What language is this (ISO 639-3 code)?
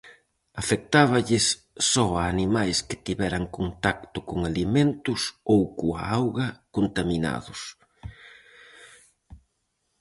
glg